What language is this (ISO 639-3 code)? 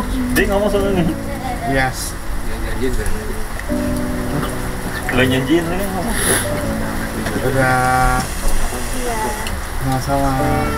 ind